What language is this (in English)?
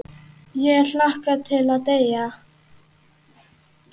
Icelandic